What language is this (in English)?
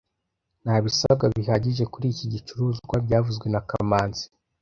Kinyarwanda